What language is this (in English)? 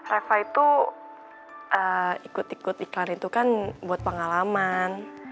Indonesian